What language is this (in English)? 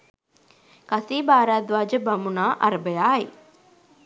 Sinhala